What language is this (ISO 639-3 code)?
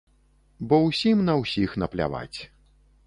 bel